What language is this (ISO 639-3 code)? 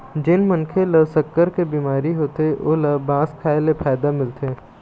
hne